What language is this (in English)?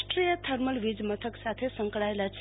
Gujarati